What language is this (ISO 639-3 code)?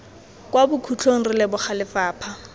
tsn